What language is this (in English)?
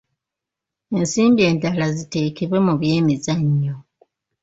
Ganda